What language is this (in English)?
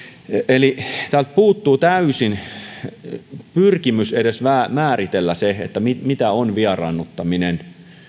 Finnish